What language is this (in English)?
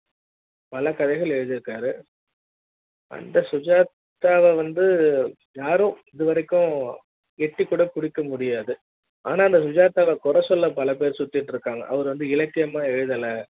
Tamil